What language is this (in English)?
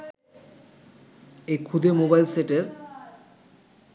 Bangla